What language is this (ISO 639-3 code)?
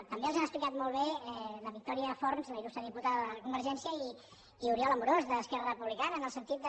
cat